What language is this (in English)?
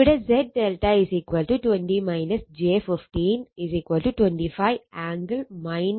Malayalam